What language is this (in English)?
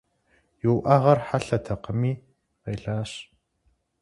Kabardian